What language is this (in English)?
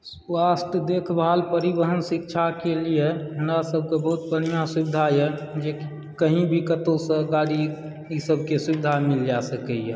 Maithili